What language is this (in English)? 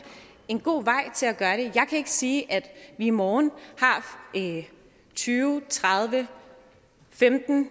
Danish